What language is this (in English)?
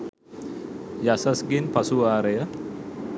Sinhala